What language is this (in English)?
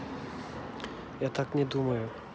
Russian